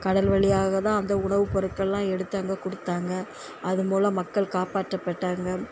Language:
Tamil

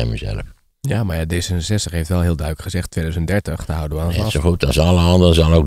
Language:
Dutch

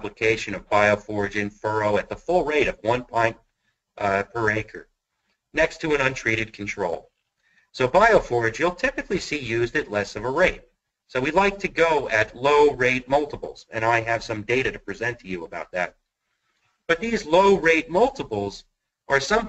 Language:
English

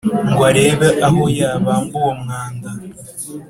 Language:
Kinyarwanda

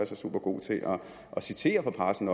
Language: Danish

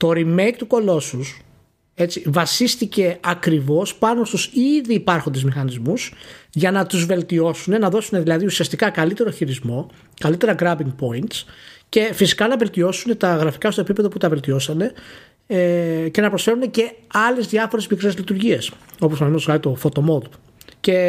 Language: Greek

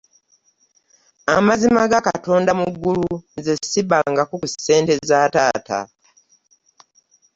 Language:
Ganda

